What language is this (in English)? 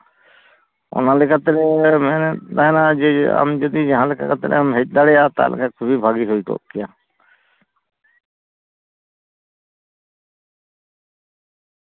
Santali